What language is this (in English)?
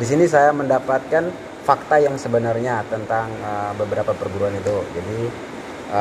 Indonesian